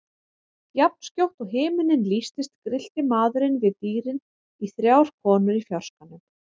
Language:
Icelandic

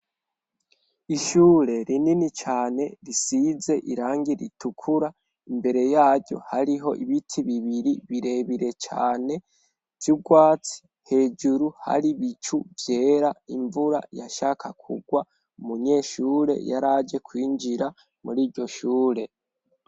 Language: Rundi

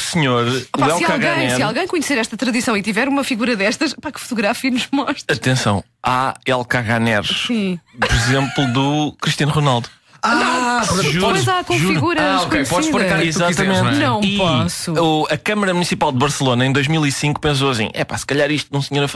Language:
Portuguese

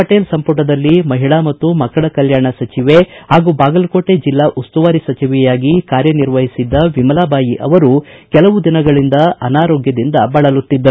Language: Kannada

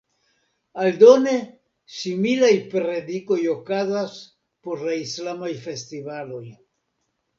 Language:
Esperanto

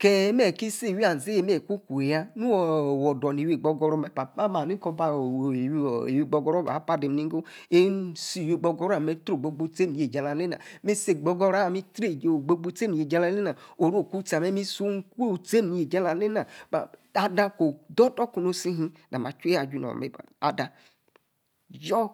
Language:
Yace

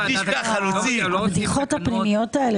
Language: Hebrew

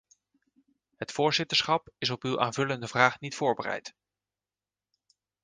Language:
Dutch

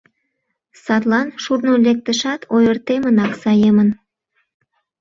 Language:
Mari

